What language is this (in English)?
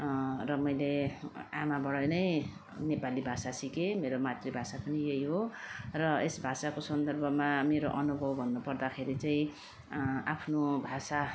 Nepali